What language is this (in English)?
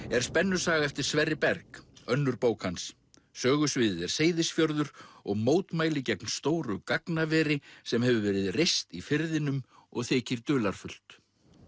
Icelandic